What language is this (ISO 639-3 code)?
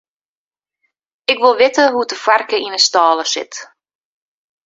fry